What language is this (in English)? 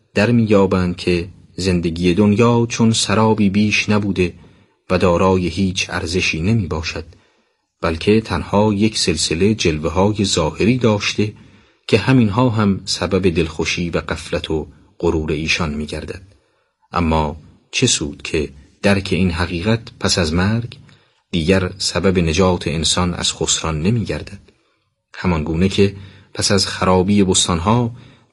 Persian